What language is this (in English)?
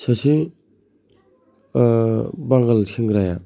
Bodo